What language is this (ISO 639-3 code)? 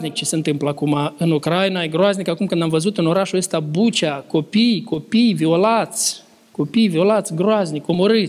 ron